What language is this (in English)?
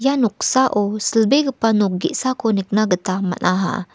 Garo